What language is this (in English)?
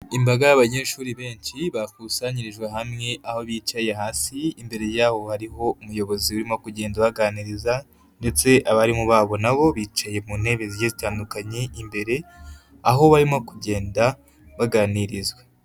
Kinyarwanda